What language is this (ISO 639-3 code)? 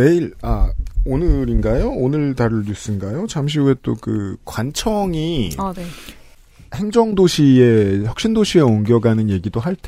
kor